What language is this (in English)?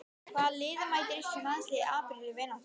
Icelandic